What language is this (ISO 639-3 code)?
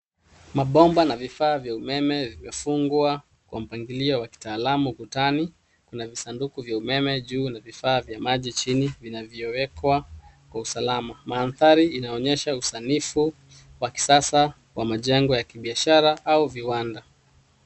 swa